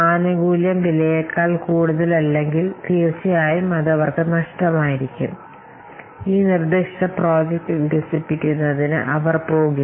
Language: Malayalam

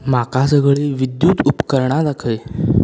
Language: Konkani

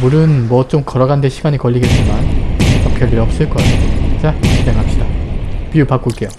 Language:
Korean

